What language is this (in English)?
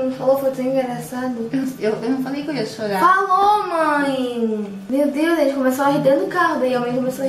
Portuguese